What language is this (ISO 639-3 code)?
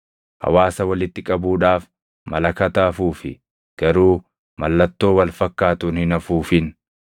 orm